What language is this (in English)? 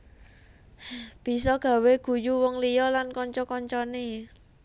Javanese